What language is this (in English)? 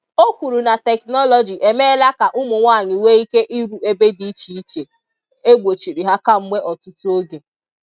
Igbo